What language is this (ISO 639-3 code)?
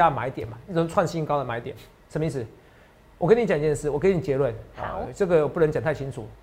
zho